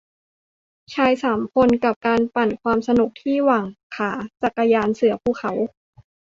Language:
Thai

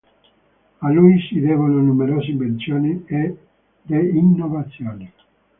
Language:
Italian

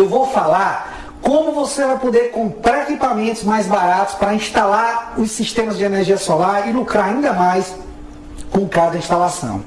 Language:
Portuguese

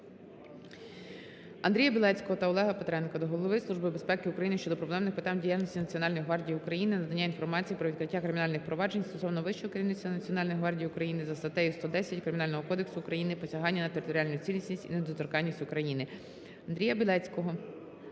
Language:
Ukrainian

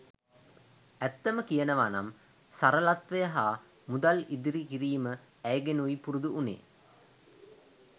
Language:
Sinhala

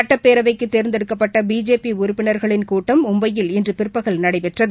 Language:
Tamil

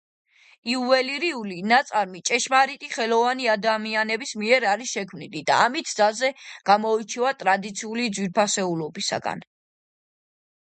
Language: Georgian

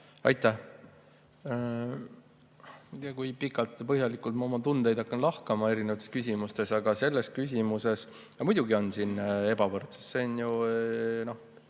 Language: Estonian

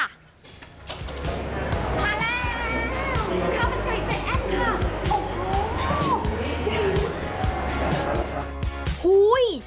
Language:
Thai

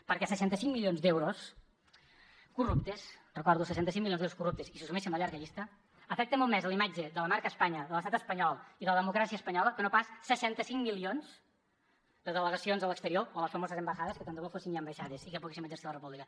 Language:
Catalan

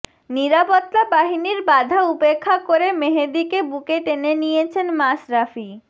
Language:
Bangla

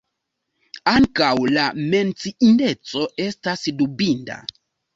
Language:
Esperanto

